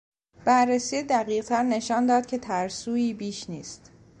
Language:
Persian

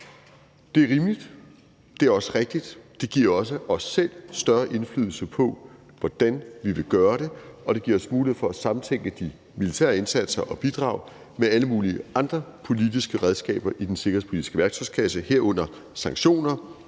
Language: Danish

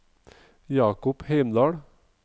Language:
Norwegian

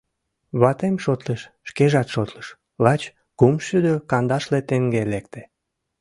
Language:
Mari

